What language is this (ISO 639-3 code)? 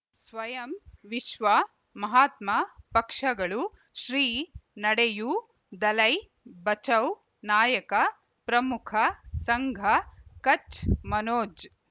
kan